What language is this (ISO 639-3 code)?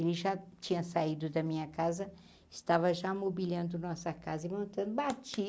por